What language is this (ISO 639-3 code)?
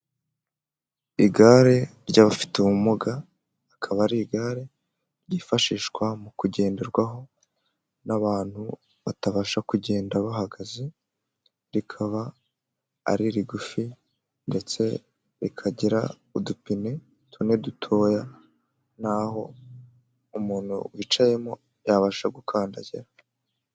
kin